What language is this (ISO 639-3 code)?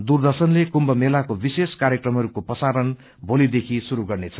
nep